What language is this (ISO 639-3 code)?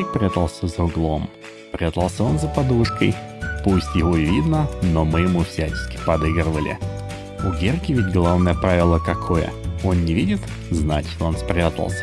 rus